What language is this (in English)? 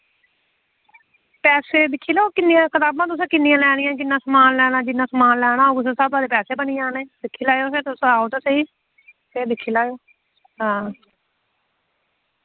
Dogri